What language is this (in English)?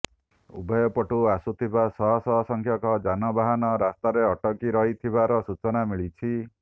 Odia